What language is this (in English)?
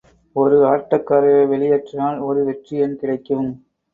Tamil